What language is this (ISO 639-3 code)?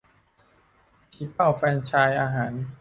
tha